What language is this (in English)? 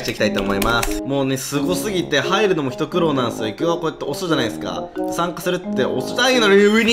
Japanese